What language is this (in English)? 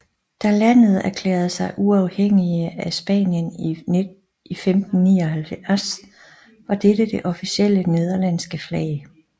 Danish